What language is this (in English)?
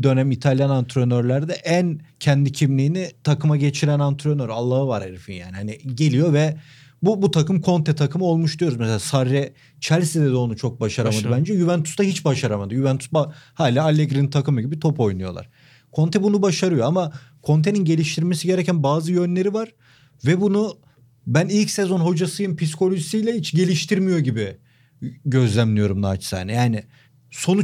Turkish